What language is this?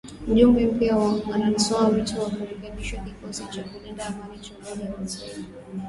Swahili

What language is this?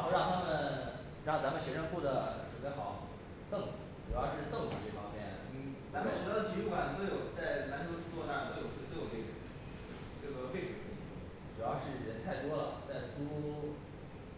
Chinese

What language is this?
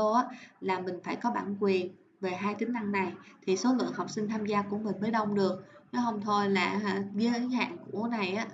Vietnamese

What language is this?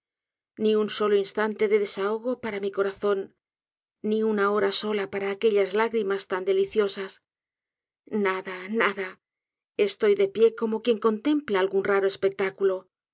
Spanish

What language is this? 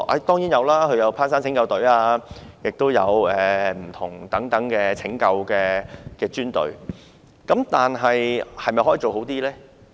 Cantonese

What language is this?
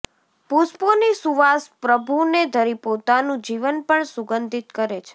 Gujarati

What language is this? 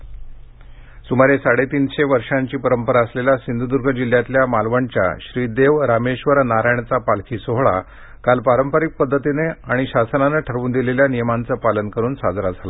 Marathi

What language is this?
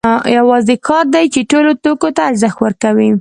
Pashto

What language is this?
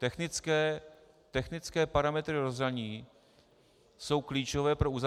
Czech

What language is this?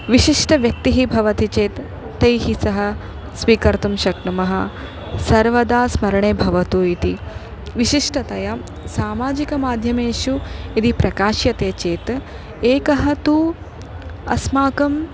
Sanskrit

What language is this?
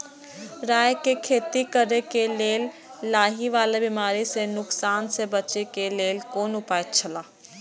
Maithili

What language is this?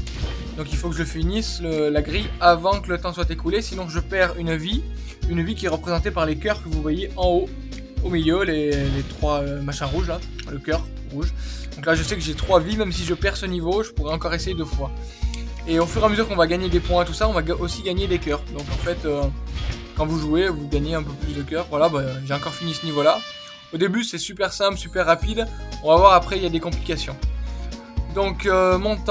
French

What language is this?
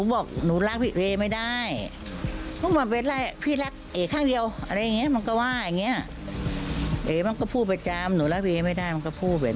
Thai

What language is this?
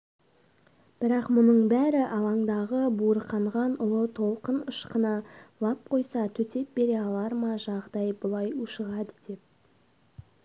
Kazakh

